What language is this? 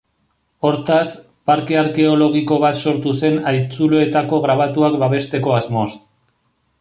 Basque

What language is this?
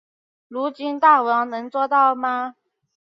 Chinese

